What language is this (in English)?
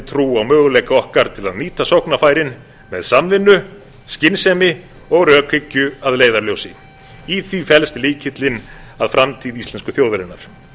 Icelandic